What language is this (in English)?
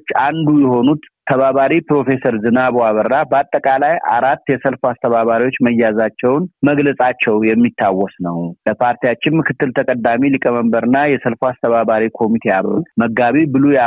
Amharic